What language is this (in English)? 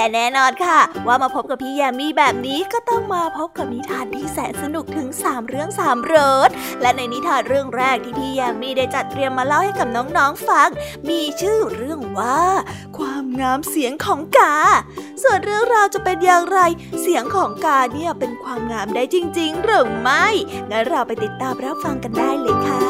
Thai